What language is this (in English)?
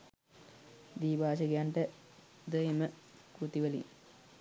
Sinhala